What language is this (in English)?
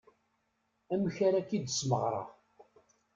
Kabyle